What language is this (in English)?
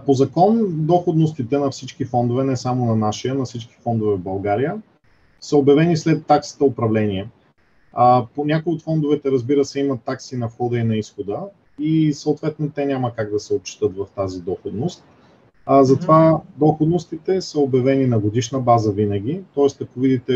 Bulgarian